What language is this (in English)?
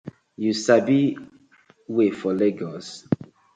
Nigerian Pidgin